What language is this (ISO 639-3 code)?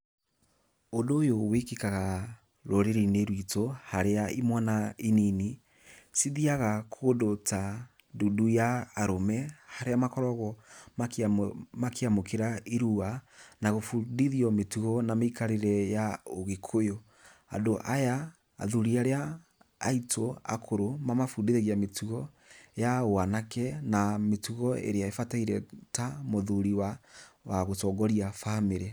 kik